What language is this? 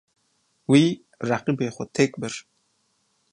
Kurdish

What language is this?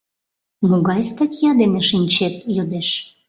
Mari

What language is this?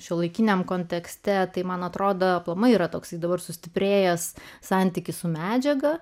Lithuanian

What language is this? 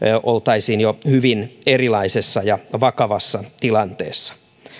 Finnish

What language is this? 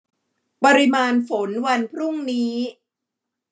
Thai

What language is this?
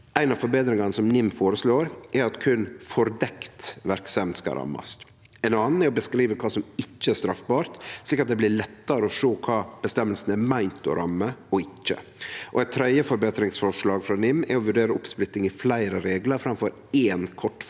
Norwegian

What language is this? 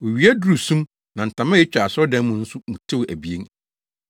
Akan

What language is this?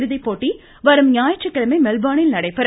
Tamil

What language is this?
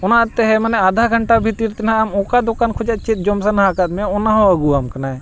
Santali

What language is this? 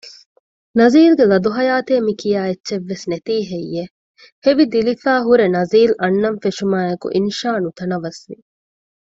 Divehi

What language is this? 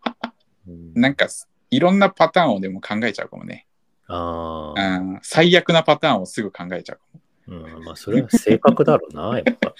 Japanese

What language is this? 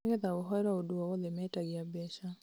Kikuyu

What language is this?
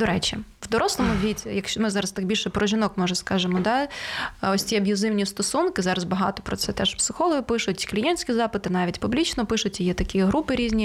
Ukrainian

